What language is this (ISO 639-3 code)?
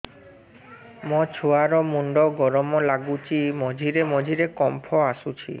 ori